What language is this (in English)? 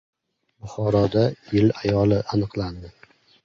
Uzbek